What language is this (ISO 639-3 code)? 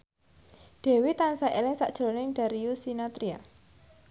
jav